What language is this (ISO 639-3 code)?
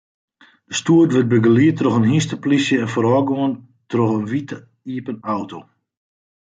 fry